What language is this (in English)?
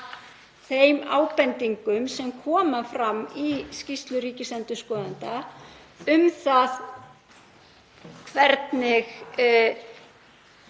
Icelandic